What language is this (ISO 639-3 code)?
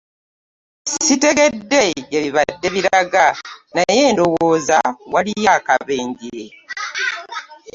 lug